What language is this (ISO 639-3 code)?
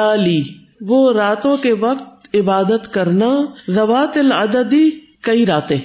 urd